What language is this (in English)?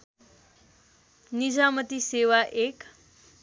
Nepali